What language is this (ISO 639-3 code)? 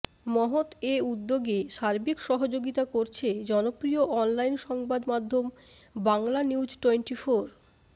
ben